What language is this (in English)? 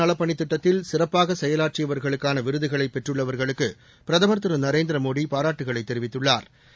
Tamil